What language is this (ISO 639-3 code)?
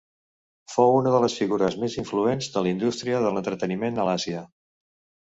cat